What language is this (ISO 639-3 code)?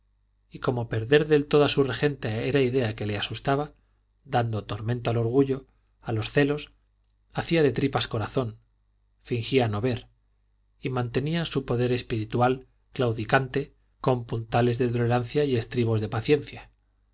spa